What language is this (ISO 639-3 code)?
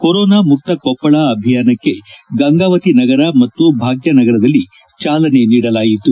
kan